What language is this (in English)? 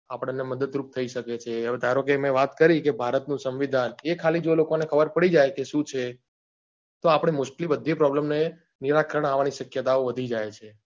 Gujarati